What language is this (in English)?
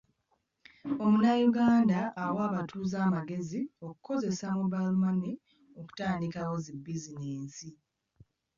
Ganda